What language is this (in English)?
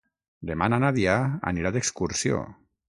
Catalan